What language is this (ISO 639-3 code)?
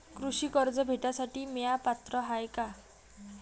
mar